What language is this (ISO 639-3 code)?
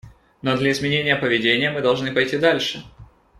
rus